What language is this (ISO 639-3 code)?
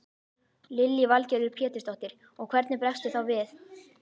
isl